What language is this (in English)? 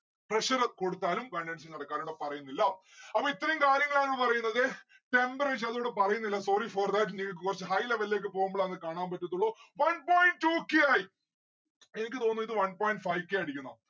Malayalam